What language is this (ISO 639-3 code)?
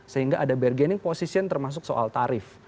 ind